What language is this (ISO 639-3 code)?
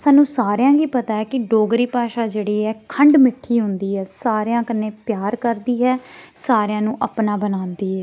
doi